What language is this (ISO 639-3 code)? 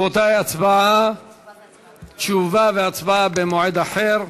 heb